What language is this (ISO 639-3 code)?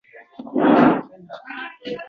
uzb